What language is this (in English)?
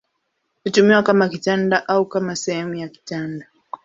Swahili